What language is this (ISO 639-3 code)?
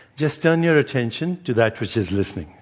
eng